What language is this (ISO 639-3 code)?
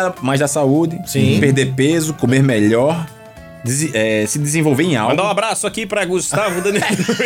por